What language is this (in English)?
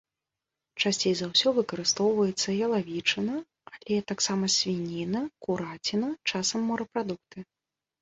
Belarusian